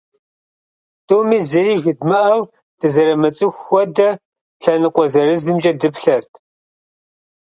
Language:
Kabardian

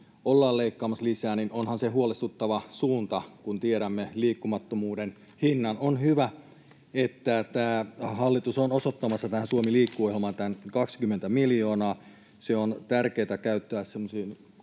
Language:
Finnish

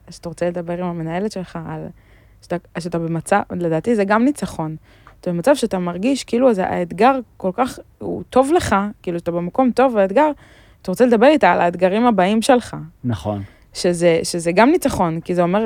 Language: Hebrew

